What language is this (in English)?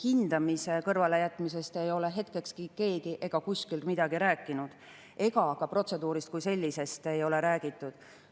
Estonian